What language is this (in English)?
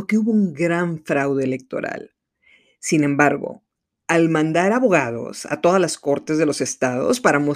Spanish